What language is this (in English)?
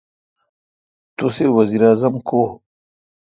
Kalkoti